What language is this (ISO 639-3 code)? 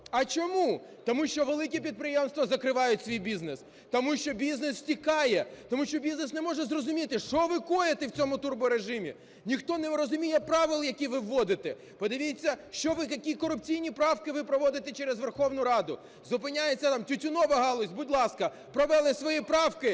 ukr